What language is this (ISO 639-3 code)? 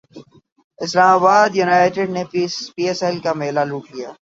urd